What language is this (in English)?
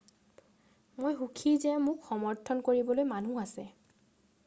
Assamese